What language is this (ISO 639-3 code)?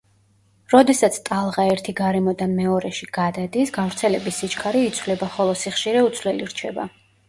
kat